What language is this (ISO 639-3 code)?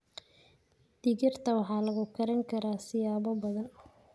som